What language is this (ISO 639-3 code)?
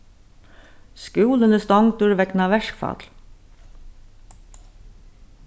fao